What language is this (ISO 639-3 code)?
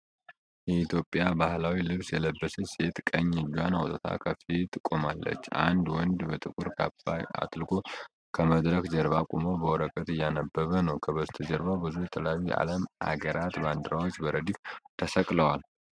amh